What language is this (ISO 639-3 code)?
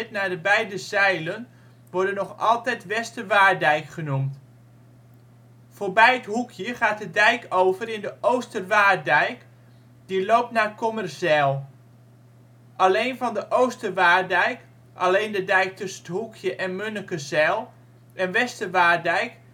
nld